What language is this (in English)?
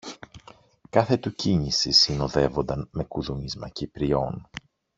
Greek